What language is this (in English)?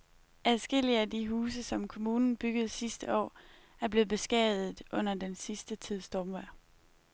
Danish